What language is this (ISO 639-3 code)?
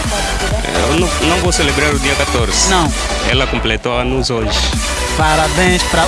por